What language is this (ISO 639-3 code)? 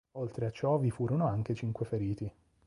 ita